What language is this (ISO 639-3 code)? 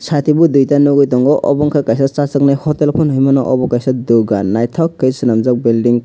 trp